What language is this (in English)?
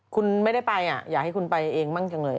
Thai